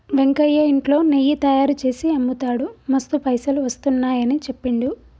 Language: Telugu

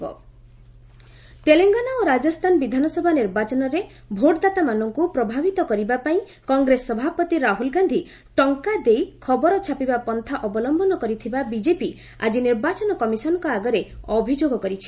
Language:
Odia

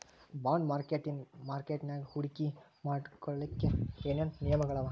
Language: Kannada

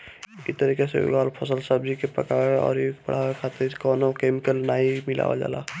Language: Bhojpuri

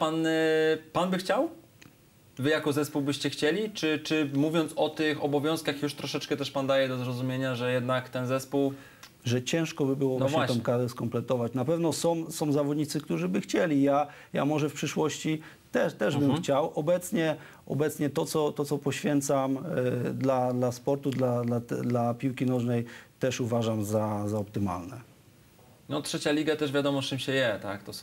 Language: Polish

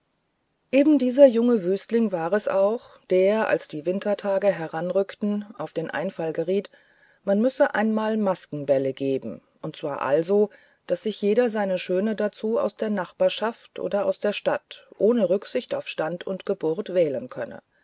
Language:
German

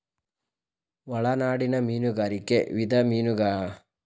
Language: Kannada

